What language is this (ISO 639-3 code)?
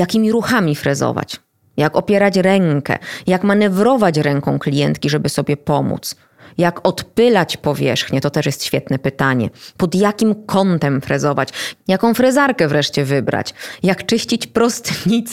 pol